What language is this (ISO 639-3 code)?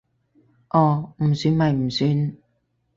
yue